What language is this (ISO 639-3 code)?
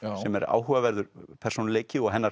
isl